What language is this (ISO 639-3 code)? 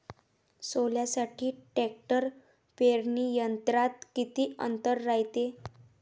mar